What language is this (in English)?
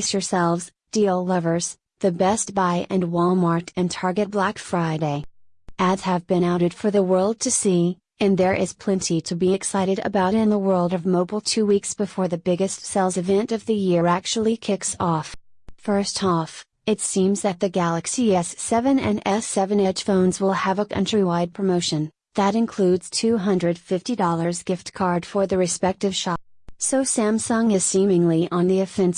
English